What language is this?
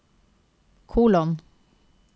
Norwegian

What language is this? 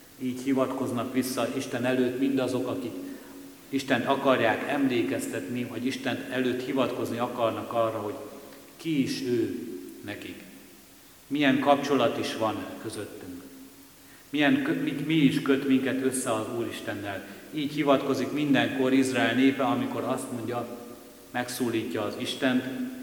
Hungarian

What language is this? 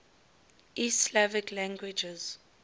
English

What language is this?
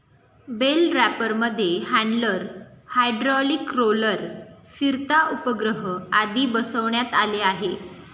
Marathi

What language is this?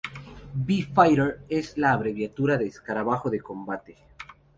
Spanish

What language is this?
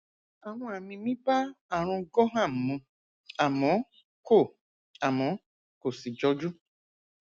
Yoruba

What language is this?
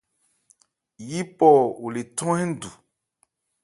Ebrié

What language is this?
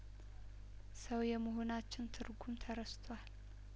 Amharic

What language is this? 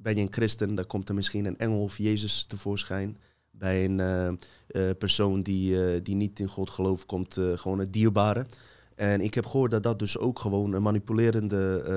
Dutch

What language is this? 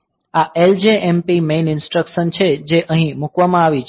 Gujarati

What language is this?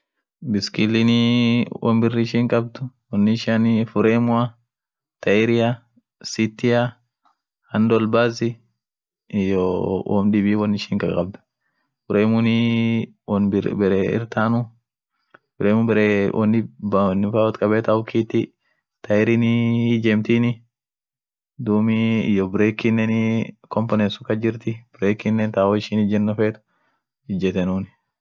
Orma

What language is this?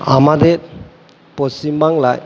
Bangla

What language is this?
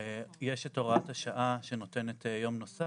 Hebrew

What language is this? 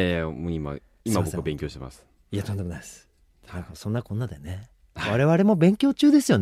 Japanese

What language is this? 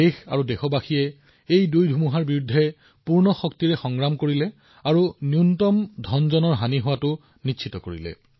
Assamese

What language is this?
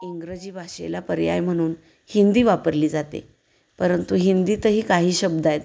Marathi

